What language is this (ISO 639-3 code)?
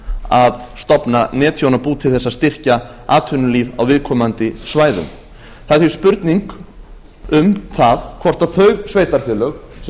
isl